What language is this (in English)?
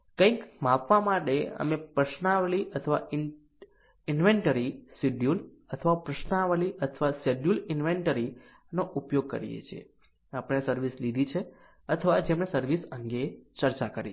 Gujarati